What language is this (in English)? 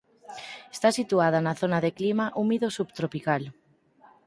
Galician